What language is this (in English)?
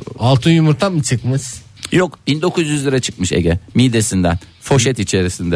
Turkish